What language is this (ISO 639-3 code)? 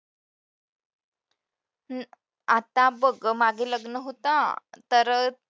mar